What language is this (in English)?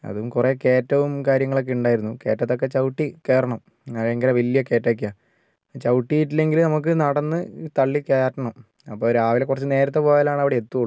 Malayalam